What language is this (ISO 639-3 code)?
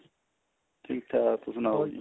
pan